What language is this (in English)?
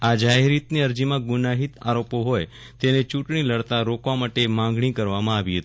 Gujarati